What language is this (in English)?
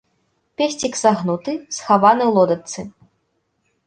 Belarusian